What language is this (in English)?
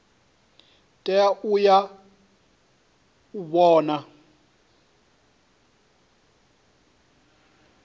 Venda